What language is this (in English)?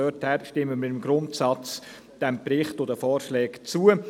Swiss German